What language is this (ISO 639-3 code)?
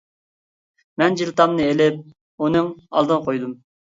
uig